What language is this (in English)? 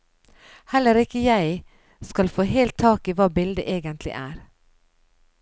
Norwegian